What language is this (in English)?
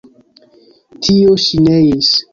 Esperanto